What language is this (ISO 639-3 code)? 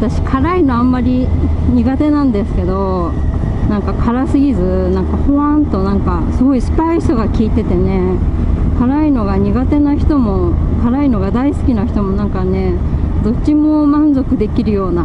jpn